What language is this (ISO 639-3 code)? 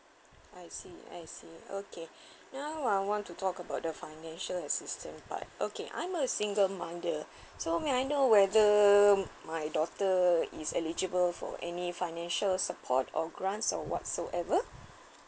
eng